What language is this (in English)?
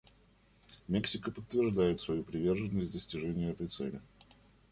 Russian